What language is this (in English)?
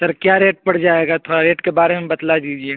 Urdu